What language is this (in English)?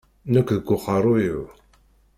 Kabyle